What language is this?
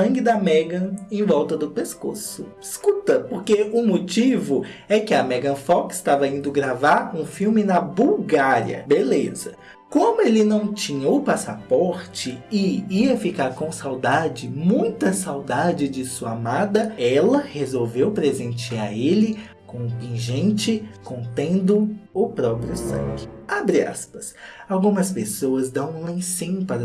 Portuguese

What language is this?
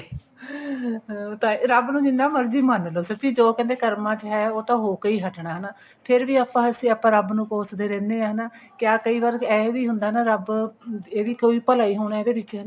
Punjabi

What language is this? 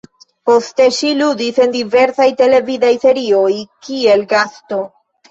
Esperanto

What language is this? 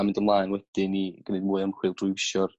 Welsh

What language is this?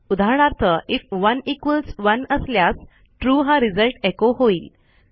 Marathi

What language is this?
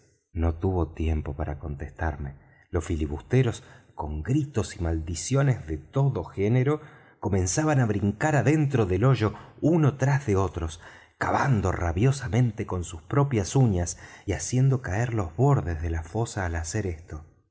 Spanish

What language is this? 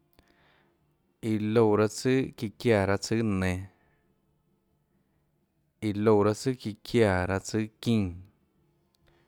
Tlacoatzintepec Chinantec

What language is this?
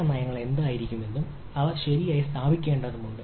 Malayalam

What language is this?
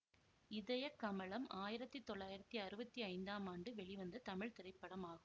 Tamil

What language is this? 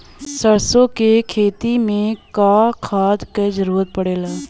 Bhojpuri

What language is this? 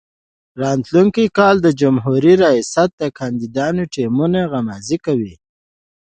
Pashto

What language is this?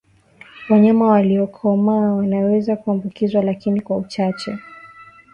Swahili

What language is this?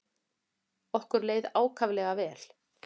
Icelandic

